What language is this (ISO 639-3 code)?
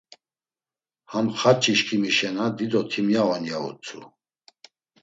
lzz